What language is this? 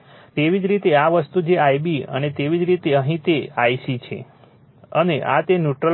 Gujarati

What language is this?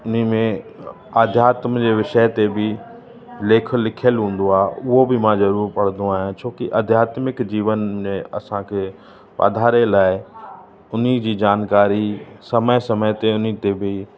Sindhi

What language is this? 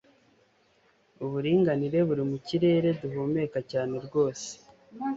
Kinyarwanda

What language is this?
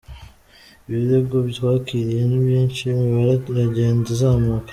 Kinyarwanda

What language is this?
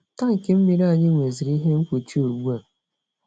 Igbo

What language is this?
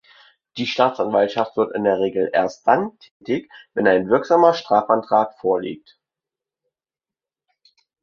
German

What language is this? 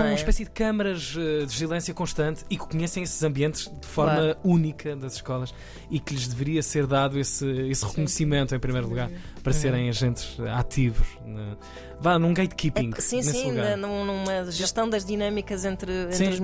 Portuguese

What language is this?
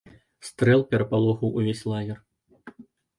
Belarusian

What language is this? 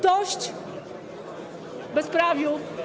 Polish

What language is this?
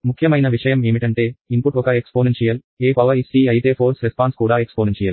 Telugu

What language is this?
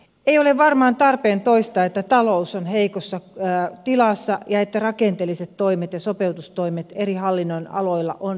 Finnish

